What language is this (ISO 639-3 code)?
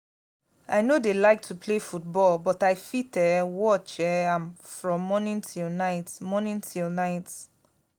pcm